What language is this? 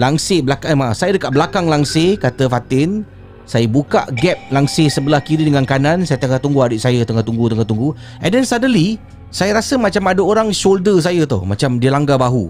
Malay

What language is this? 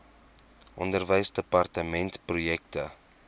Afrikaans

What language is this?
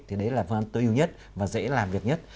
Vietnamese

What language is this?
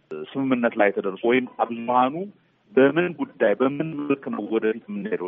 Amharic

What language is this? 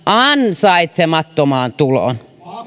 Finnish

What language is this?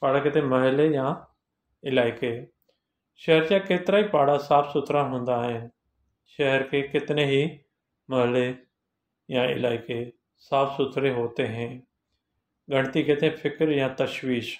Hindi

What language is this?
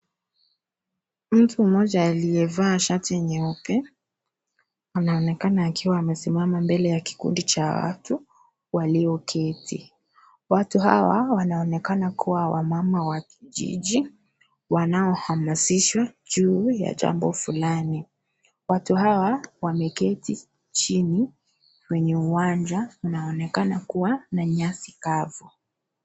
Swahili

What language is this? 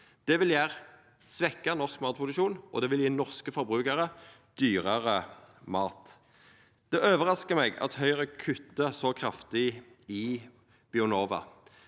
Norwegian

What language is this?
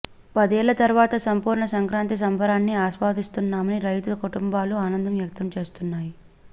Telugu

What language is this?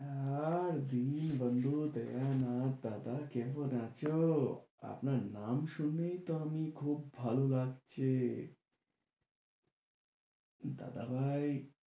Bangla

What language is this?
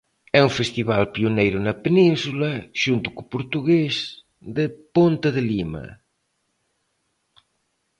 Galician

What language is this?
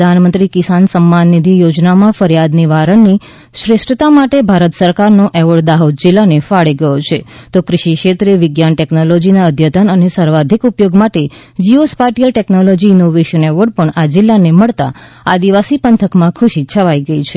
Gujarati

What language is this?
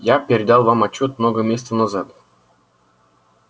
Russian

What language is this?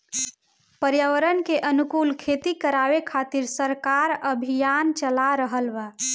Bhojpuri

